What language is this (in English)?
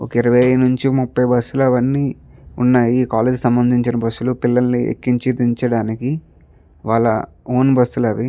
Telugu